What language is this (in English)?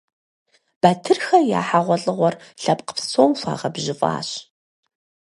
Kabardian